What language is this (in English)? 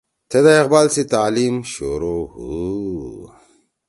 Torwali